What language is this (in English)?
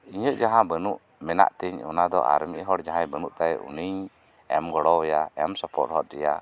Santali